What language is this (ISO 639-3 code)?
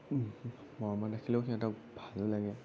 asm